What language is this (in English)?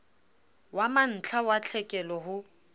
Southern Sotho